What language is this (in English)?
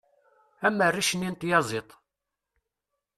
Kabyle